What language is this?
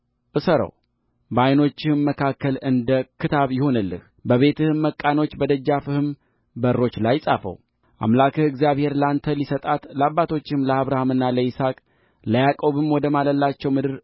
Amharic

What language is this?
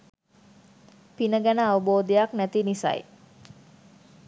Sinhala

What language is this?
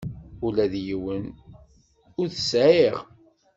Kabyle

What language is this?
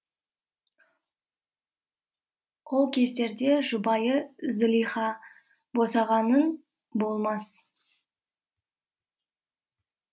Kazakh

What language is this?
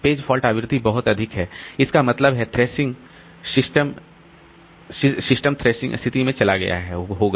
Hindi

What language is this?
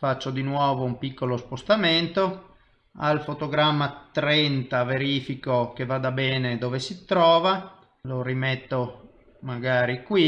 Italian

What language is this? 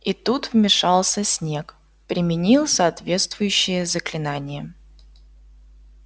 Russian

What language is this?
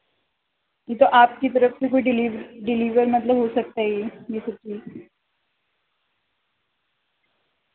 Urdu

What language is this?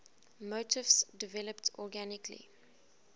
English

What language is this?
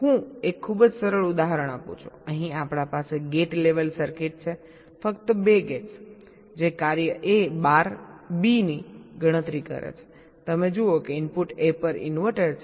Gujarati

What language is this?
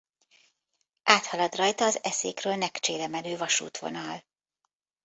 Hungarian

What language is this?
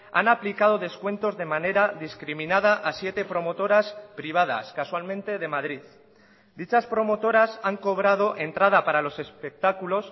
Spanish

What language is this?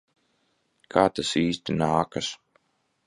Latvian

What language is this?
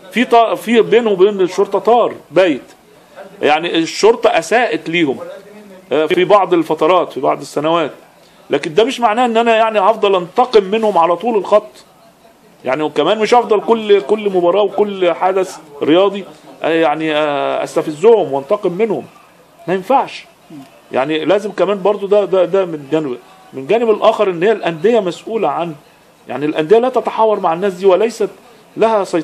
Arabic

